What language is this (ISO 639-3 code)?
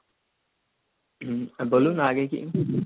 ben